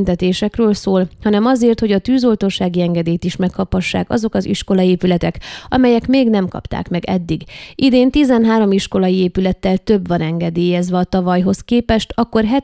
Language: Hungarian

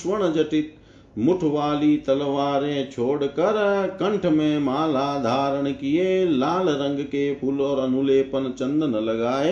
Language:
Hindi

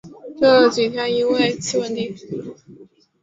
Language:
Chinese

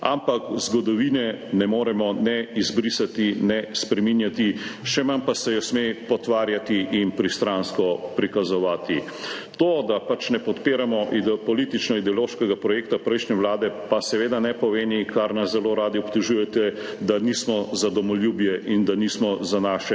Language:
Slovenian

